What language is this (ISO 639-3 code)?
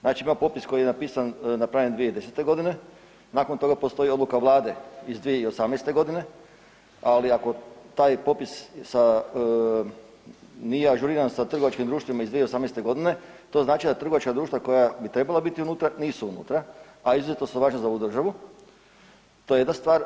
hrv